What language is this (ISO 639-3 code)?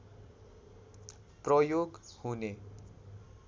nep